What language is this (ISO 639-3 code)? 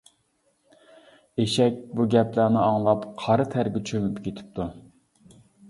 uig